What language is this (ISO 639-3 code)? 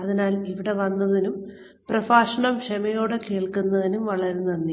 mal